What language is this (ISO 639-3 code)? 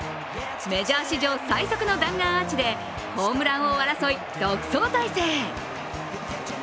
jpn